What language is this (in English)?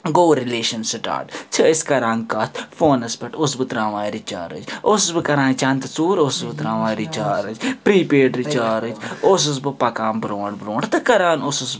Kashmiri